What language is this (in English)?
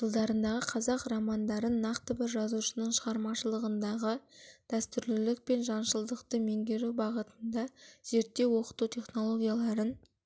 Kazakh